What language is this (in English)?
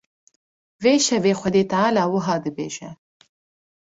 Kurdish